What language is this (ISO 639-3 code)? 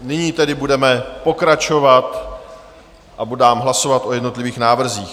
ces